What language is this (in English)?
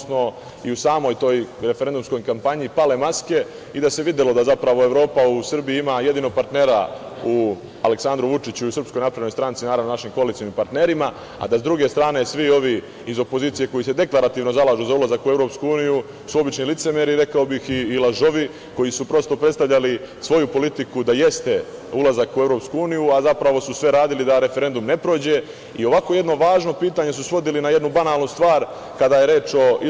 Serbian